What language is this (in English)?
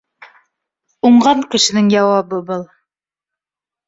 Bashkir